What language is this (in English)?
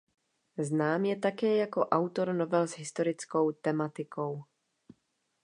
Czech